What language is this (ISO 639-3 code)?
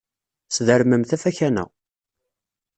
kab